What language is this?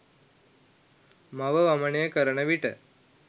Sinhala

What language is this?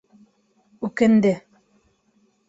Bashkir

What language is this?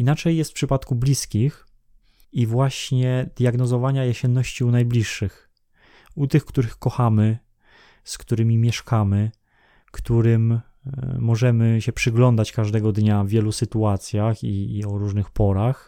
Polish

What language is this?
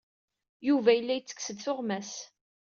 Kabyle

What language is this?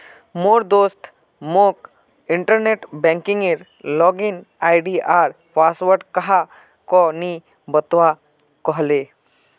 Magahi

